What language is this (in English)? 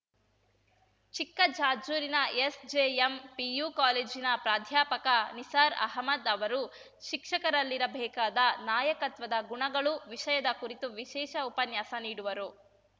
Kannada